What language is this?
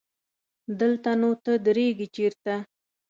Pashto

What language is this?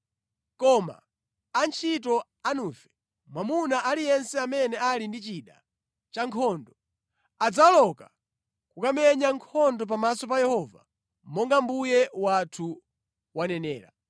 Nyanja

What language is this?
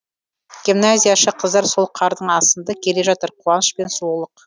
Kazakh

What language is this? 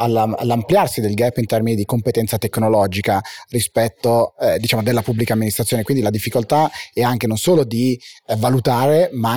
Italian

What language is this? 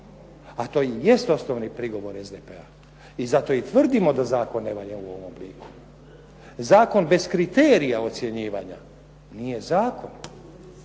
Croatian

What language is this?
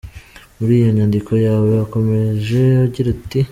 Kinyarwanda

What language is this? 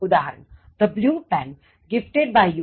Gujarati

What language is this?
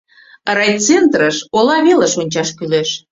Mari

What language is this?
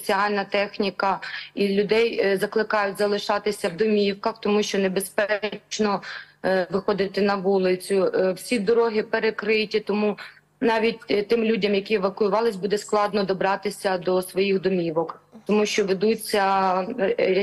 Ukrainian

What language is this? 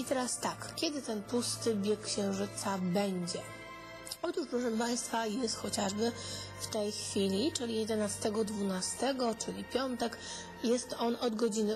Polish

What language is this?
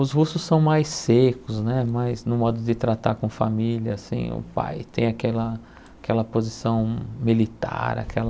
Portuguese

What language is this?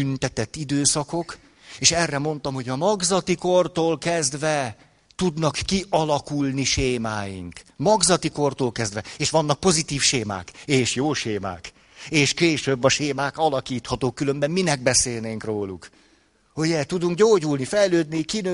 Hungarian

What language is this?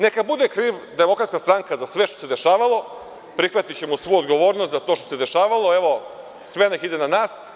Serbian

